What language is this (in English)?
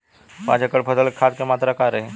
Bhojpuri